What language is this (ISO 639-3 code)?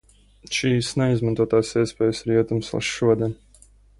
lav